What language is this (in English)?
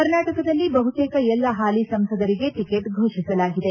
Kannada